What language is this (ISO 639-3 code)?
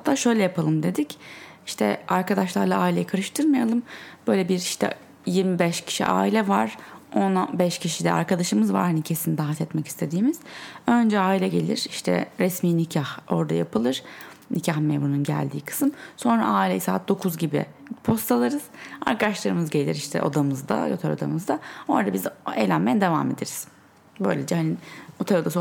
tur